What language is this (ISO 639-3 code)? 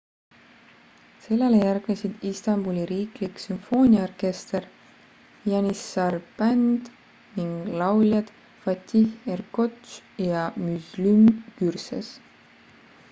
est